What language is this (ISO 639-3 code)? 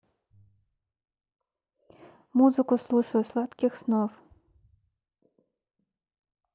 rus